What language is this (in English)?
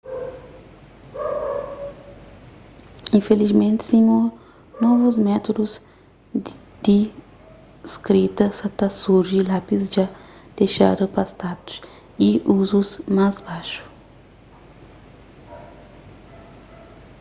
Kabuverdianu